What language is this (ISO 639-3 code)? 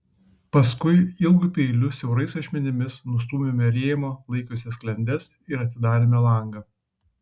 lit